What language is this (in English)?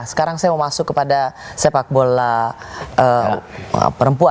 Indonesian